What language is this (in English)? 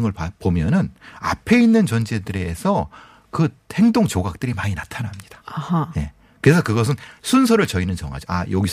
Korean